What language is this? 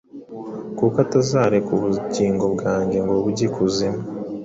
Kinyarwanda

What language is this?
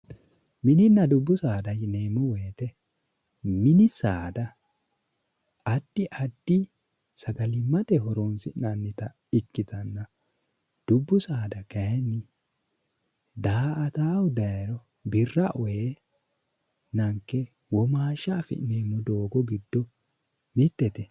Sidamo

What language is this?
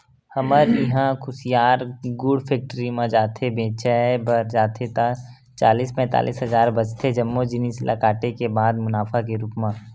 Chhattisgarhi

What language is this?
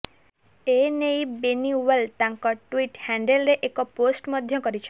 Odia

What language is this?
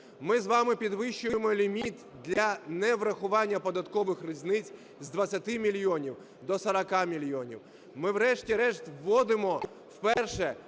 Ukrainian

